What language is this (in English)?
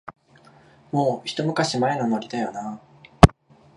Japanese